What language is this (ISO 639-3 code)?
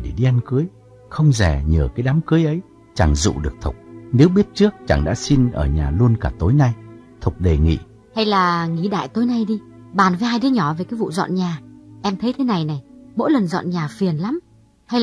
vie